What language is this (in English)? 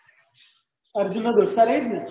Gujarati